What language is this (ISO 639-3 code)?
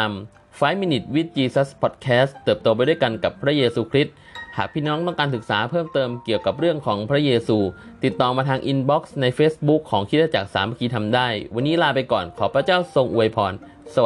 tha